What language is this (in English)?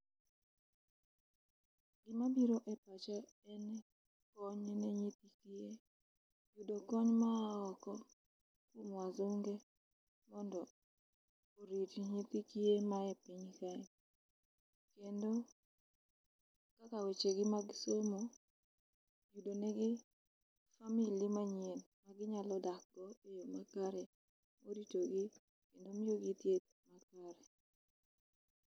Luo (Kenya and Tanzania)